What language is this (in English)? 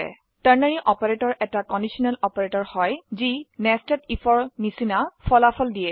Assamese